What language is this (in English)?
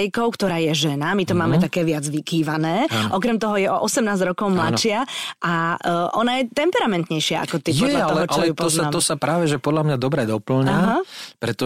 Slovak